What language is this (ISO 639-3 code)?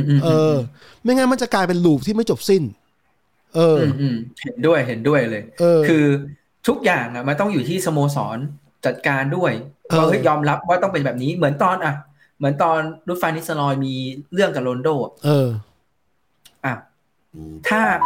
tha